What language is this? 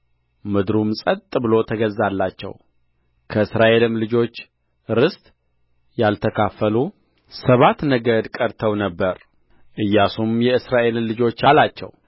Amharic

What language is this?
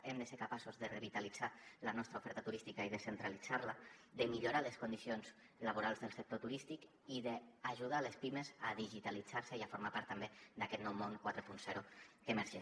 Catalan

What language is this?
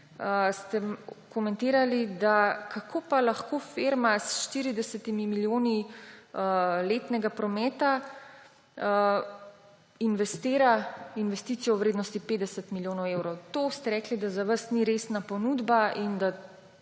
Slovenian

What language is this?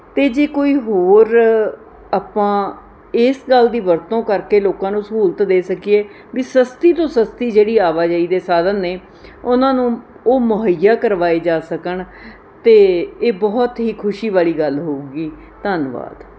Punjabi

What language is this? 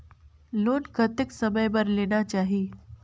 Chhattisgarhi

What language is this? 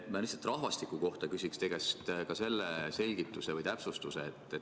Estonian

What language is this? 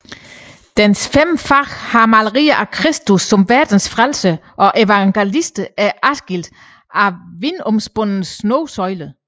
Danish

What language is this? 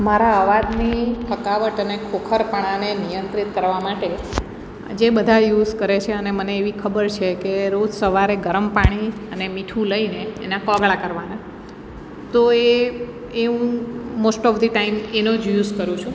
Gujarati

